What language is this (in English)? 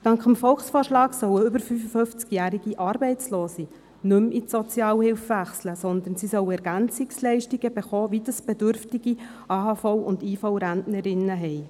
Swiss German